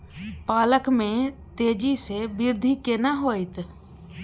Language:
Maithili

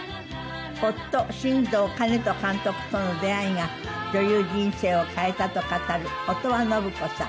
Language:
Japanese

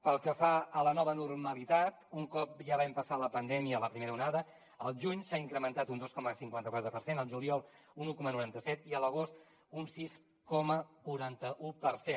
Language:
Catalan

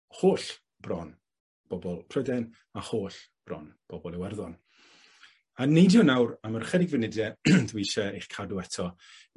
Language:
Welsh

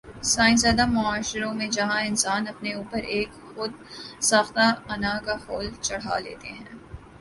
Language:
Urdu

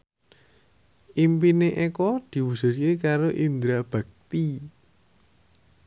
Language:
Javanese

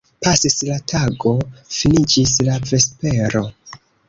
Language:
Esperanto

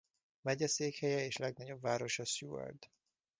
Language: Hungarian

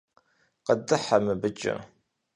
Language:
Kabardian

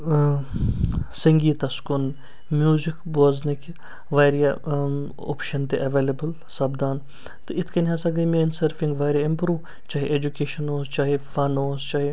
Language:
Kashmiri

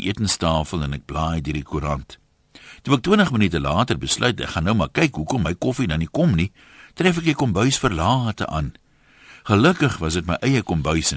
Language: Dutch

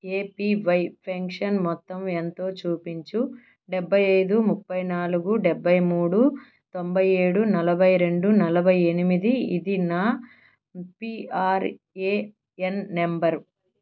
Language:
Telugu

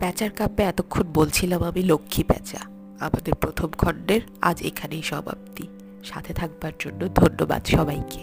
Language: Bangla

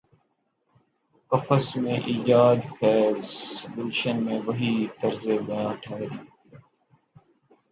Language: Urdu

